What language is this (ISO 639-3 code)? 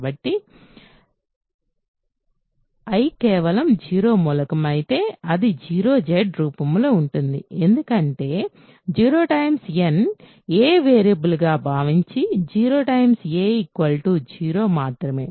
tel